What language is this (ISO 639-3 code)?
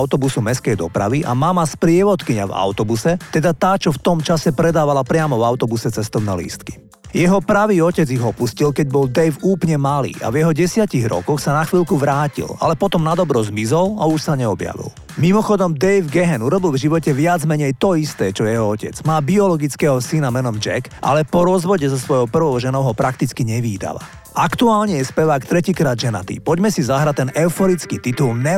slk